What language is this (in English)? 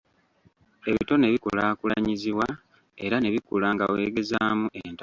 Ganda